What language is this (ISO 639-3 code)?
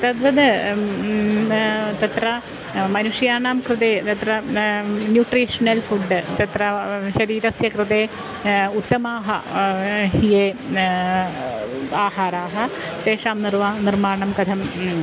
san